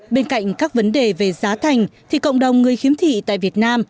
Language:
Vietnamese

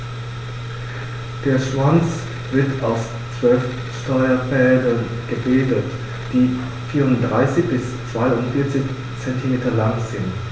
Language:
German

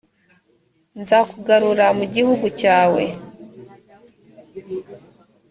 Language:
Kinyarwanda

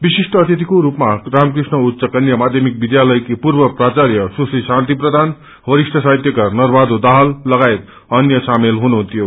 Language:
Nepali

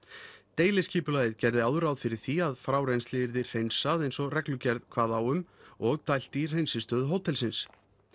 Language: Icelandic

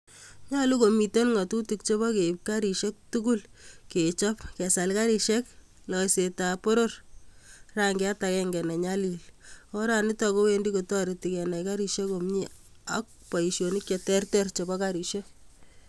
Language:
Kalenjin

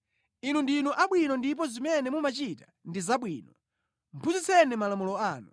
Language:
Nyanja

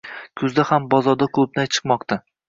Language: Uzbek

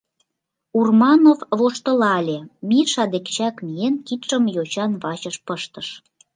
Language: Mari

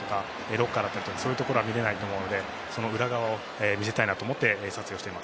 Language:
Japanese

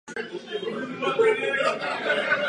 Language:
Czech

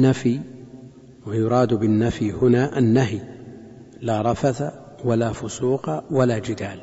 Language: Arabic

